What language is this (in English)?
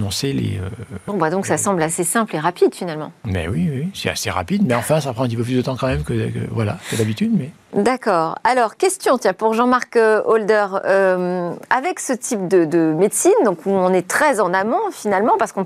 French